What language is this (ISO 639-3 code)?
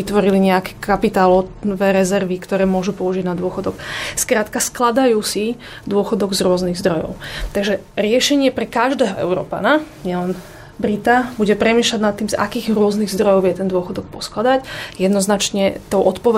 slk